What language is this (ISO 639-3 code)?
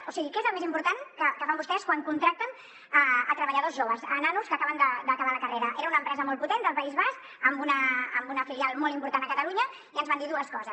cat